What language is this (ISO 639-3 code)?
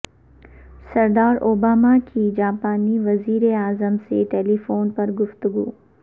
urd